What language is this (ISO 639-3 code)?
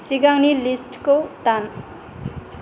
brx